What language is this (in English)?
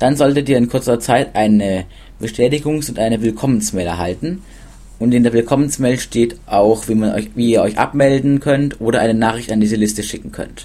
German